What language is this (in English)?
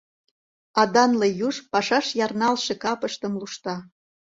Mari